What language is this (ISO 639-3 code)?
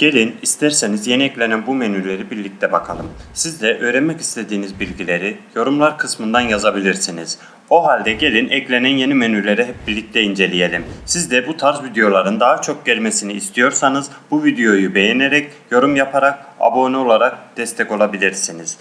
tur